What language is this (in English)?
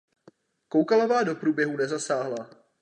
Czech